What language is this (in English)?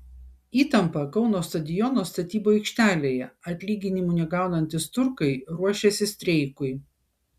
Lithuanian